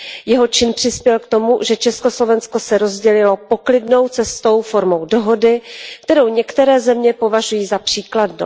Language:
Czech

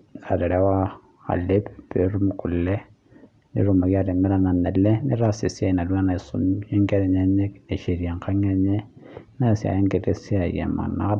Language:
Masai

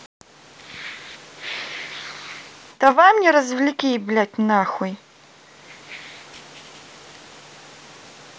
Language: Russian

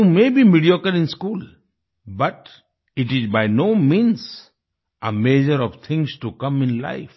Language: Hindi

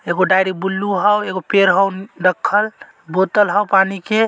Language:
Magahi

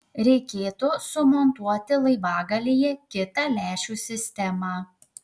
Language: Lithuanian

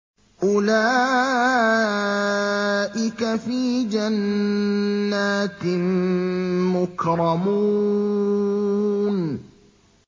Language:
Arabic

